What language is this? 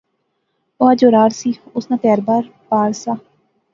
Pahari-Potwari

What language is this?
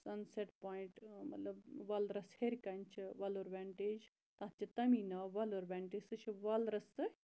Kashmiri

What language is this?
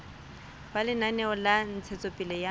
Southern Sotho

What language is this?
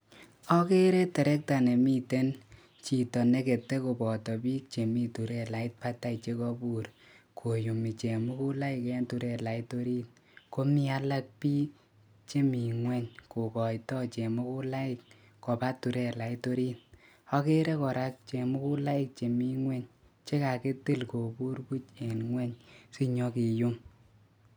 Kalenjin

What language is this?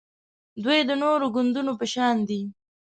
Pashto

